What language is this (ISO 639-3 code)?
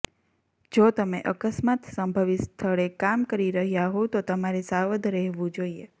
guj